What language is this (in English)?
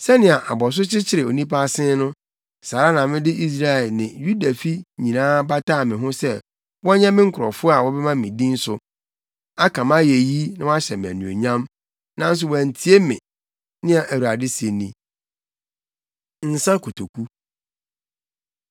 Akan